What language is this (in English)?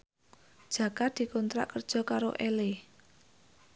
Javanese